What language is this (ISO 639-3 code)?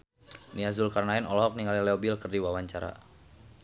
sun